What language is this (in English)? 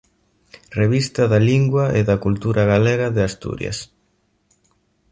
Galician